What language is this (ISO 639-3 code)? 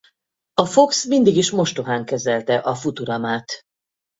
hun